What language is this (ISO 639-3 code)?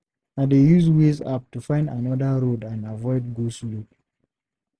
pcm